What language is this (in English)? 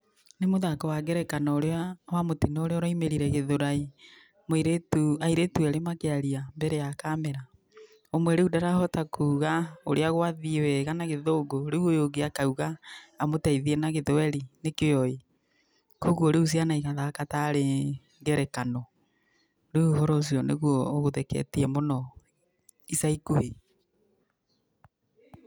Kikuyu